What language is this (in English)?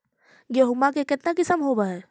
Magahi